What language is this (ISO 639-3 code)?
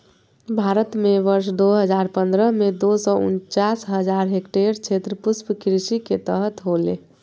mag